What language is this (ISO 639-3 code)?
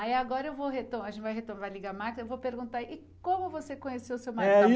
por